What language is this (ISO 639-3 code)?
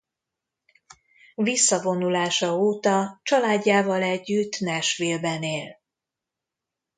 hun